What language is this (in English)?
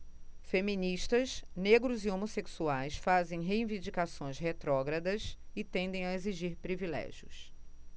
Portuguese